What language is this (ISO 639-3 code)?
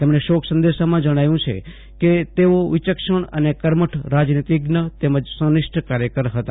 guj